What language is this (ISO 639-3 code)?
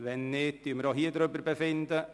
gsw